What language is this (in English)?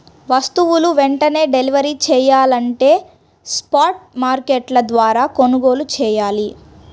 Telugu